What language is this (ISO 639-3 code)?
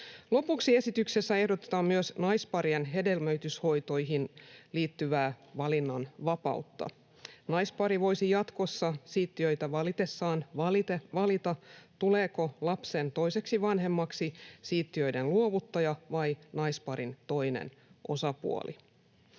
fin